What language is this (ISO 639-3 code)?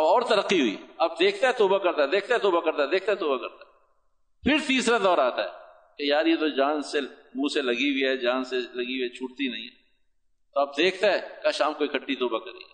urd